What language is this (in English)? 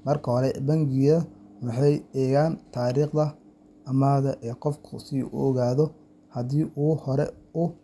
Somali